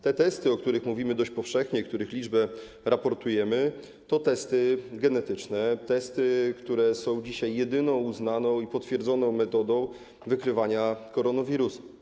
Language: Polish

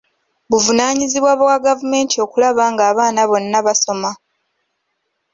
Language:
Ganda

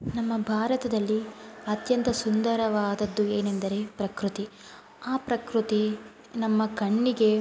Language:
Kannada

